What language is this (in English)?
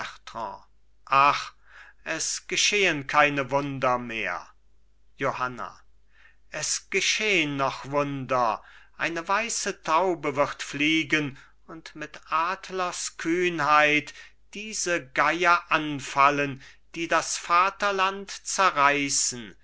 German